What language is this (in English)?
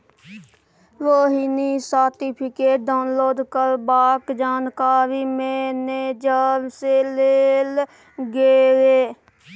Maithili